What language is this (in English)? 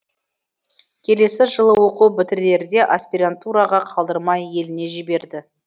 Kazakh